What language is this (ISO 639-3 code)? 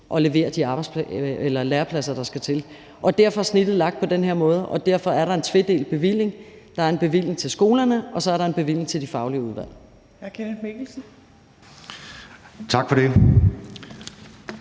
dan